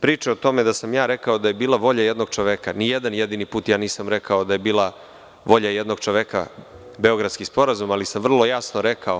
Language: Serbian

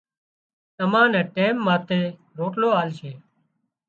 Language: Wadiyara Koli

